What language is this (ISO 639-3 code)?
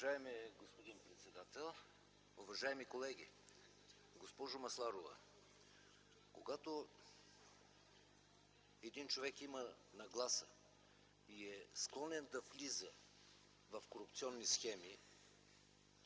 bul